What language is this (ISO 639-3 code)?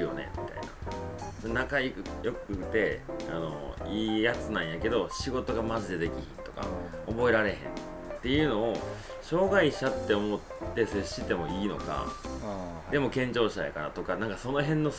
jpn